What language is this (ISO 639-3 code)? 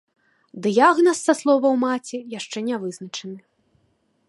bel